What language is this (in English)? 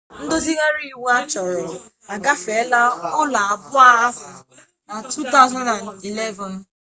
Igbo